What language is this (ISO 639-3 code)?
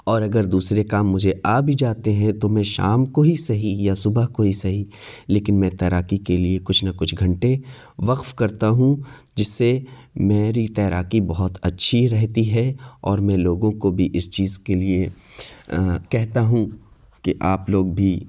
urd